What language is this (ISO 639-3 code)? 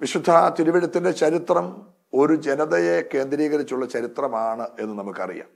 mal